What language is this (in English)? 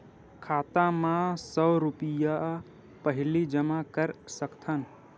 Chhattisgarhi